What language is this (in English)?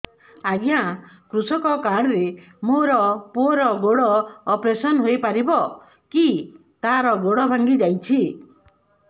Odia